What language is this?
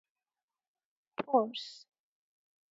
Persian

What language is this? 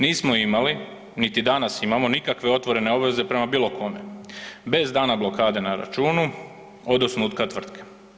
Croatian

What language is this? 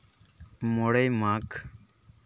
Santali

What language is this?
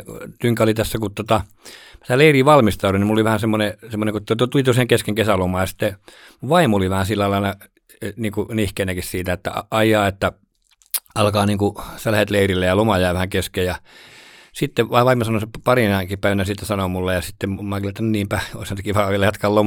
Finnish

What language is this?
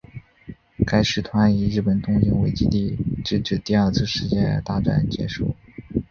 Chinese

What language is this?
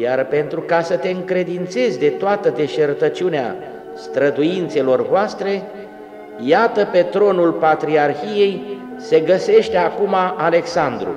Romanian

